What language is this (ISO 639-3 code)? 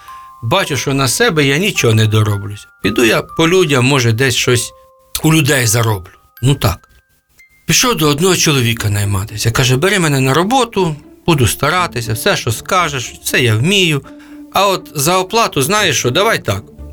ukr